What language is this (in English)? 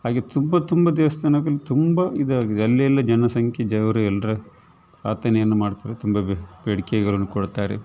Kannada